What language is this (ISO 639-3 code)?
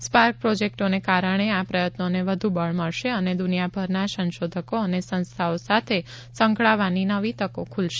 guj